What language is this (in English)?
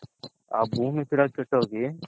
Kannada